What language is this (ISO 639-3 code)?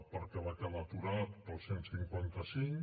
cat